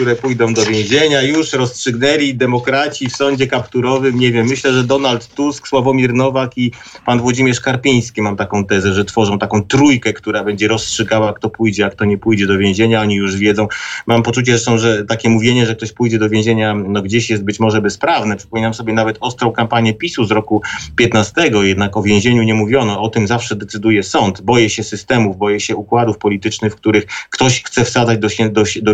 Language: Polish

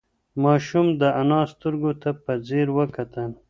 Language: Pashto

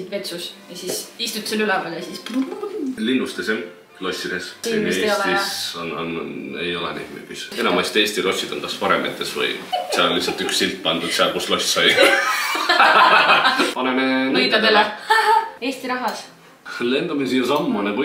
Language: Finnish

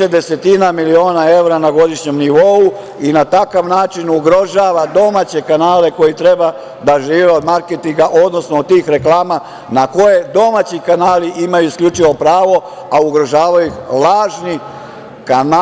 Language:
Serbian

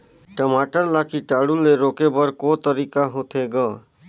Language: Chhattisgarhi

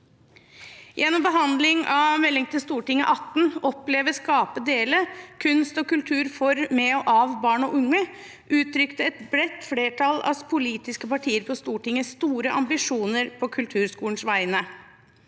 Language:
Norwegian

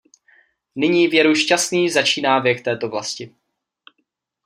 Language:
Czech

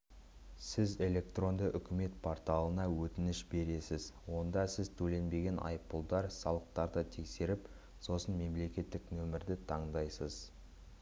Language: Kazakh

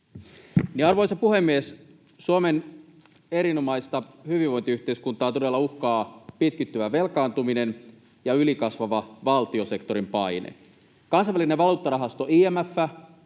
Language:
Finnish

